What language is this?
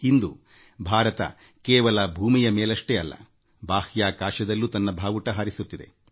Kannada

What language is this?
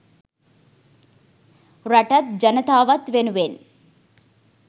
Sinhala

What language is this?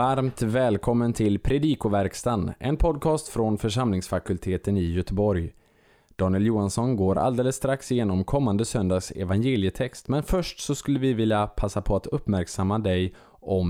Swedish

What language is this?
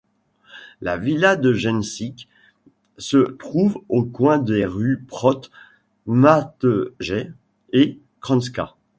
French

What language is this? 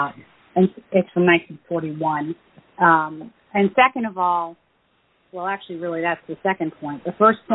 English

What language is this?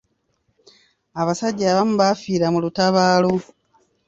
Ganda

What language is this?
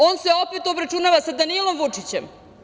Serbian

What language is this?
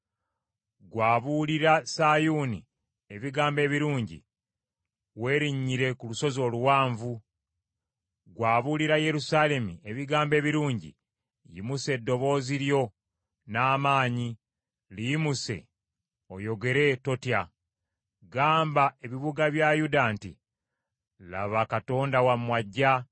Ganda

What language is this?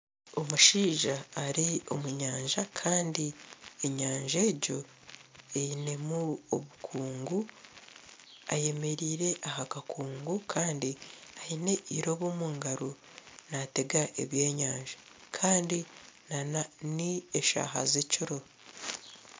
Nyankole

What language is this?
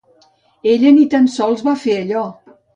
Catalan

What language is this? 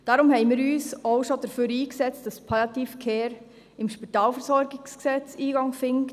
Swiss German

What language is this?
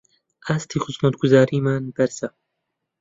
Central Kurdish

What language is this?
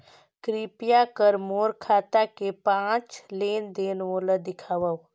Chhattisgarhi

